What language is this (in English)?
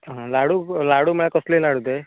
Konkani